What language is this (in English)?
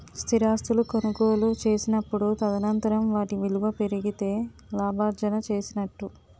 Telugu